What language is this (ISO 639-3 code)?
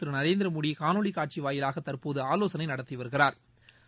tam